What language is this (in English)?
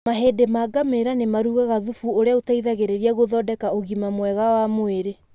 Kikuyu